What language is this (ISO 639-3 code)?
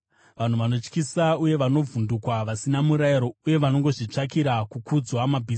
sna